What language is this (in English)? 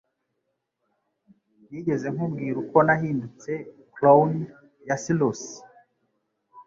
Kinyarwanda